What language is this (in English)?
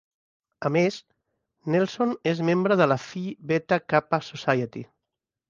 Catalan